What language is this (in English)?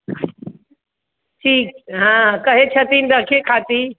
Maithili